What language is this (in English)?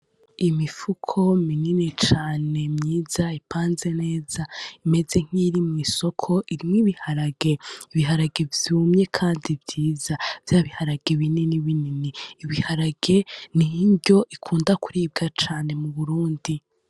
Rundi